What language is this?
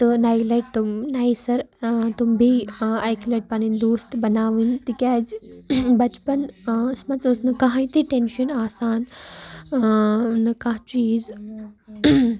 Kashmiri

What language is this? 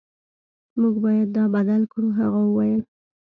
Pashto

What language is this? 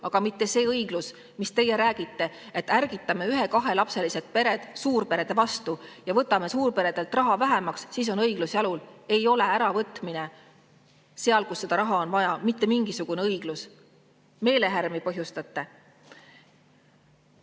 Estonian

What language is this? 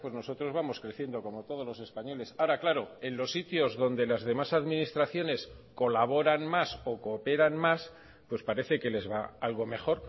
Spanish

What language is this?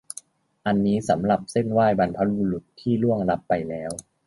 Thai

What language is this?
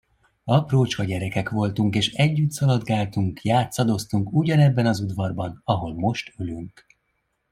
Hungarian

